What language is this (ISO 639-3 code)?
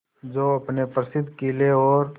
hin